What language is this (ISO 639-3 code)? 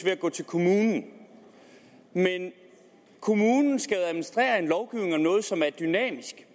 dan